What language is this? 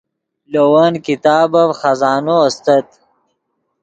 Yidgha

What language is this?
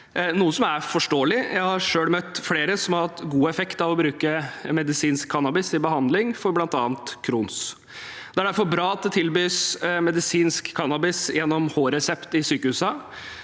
Norwegian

